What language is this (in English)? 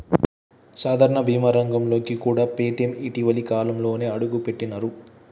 Telugu